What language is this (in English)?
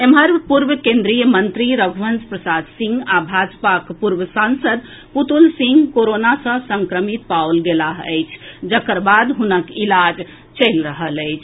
Maithili